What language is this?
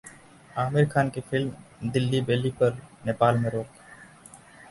Hindi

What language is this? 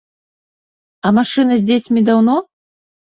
Belarusian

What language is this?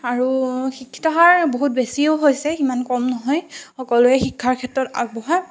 Assamese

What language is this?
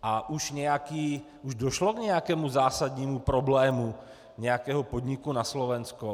Czech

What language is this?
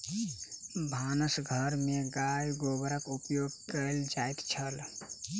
Maithili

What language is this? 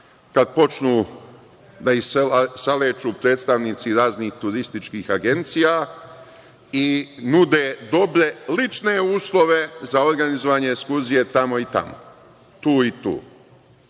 Serbian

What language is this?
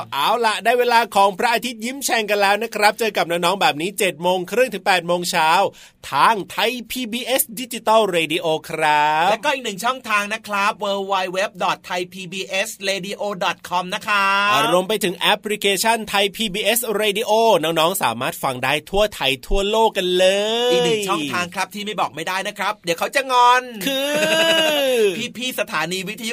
Thai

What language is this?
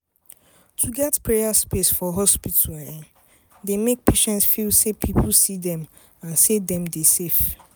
Nigerian Pidgin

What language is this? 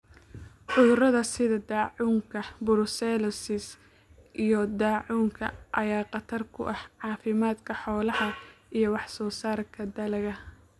Somali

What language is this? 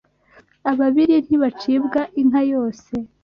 Kinyarwanda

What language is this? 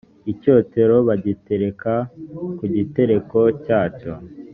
Kinyarwanda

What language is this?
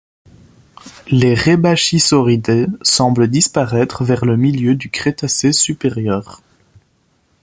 French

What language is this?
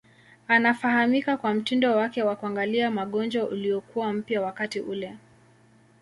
Swahili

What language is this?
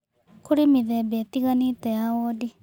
Kikuyu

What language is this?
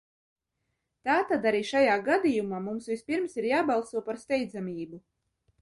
Latvian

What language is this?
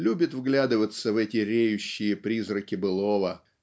Russian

